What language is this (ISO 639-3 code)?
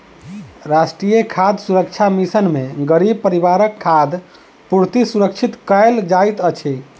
mai